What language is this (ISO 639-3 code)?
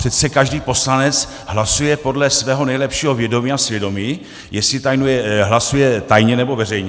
ces